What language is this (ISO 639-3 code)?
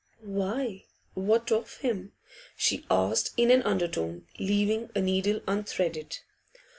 eng